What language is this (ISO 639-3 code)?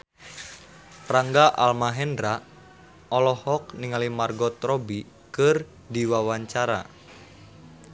sun